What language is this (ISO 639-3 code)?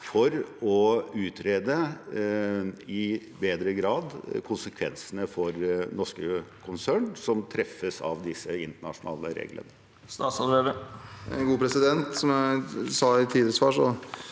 nor